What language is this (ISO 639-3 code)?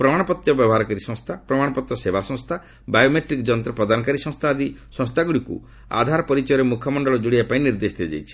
ori